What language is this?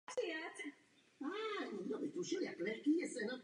Czech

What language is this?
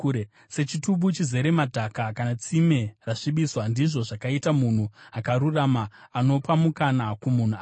Shona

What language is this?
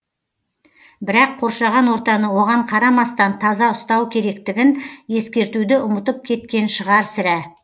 Kazakh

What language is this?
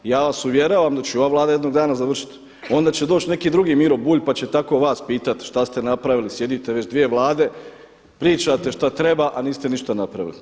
Croatian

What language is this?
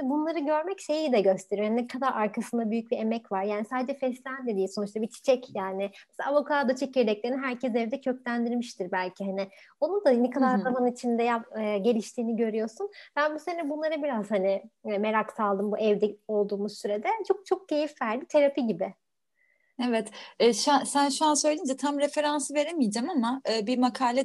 Turkish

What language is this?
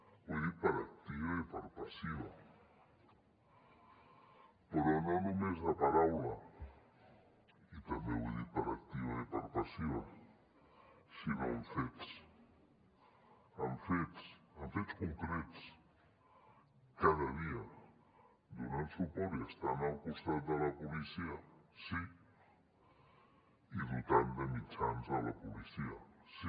Catalan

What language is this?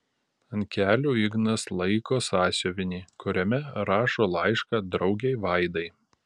Lithuanian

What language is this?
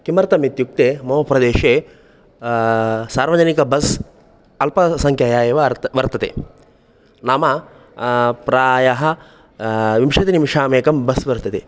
Sanskrit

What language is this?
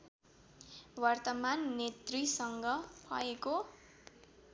Nepali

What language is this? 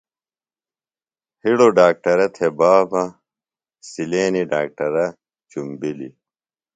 Phalura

